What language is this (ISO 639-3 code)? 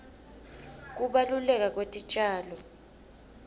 ssw